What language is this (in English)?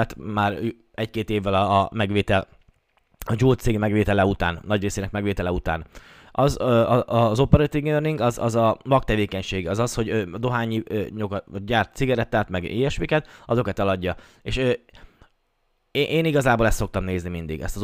Hungarian